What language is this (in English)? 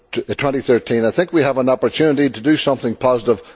English